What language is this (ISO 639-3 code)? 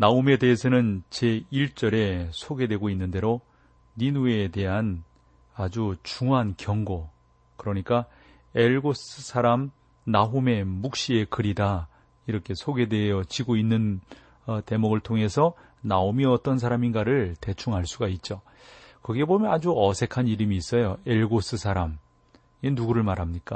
kor